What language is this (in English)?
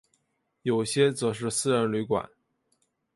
Chinese